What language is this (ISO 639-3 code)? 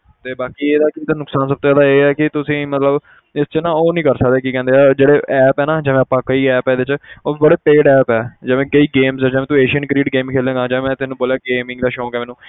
pan